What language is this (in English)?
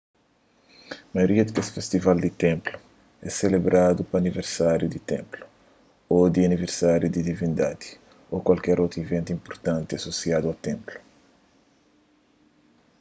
Kabuverdianu